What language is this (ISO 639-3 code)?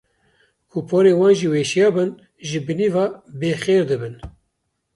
kur